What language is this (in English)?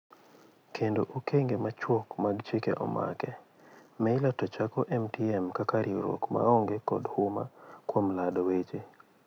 Luo (Kenya and Tanzania)